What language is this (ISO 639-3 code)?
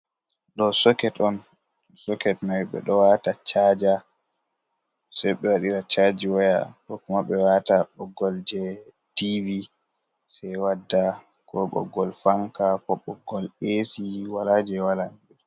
ful